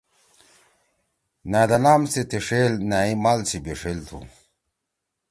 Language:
Torwali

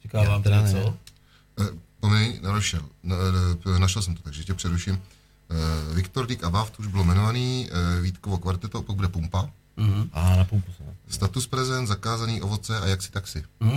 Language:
Czech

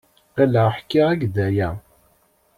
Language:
Kabyle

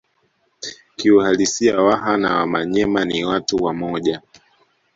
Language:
Swahili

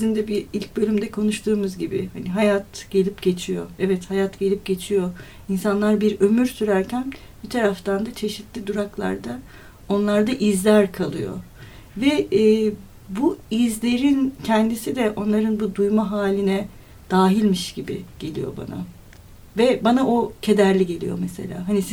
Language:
Turkish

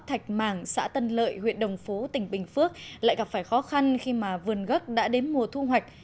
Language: Vietnamese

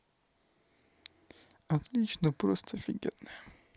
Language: Russian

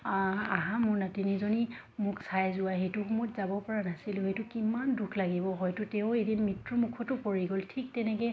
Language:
Assamese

